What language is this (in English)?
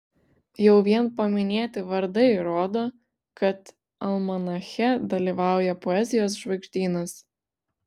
Lithuanian